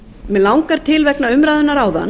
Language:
Icelandic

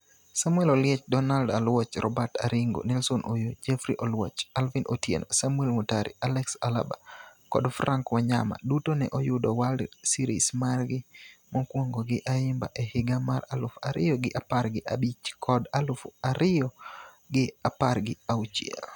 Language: Luo (Kenya and Tanzania)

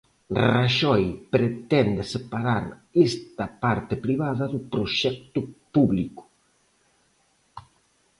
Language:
Galician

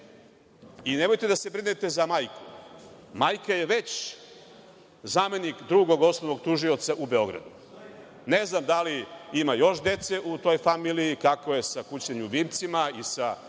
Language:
Serbian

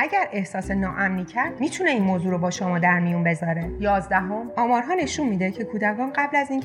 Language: Persian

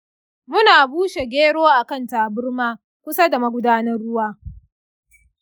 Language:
Hausa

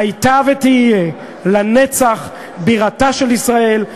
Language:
Hebrew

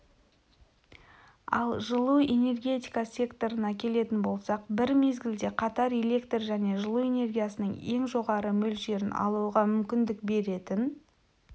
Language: Kazakh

